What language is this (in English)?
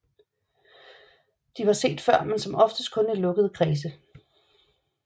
Danish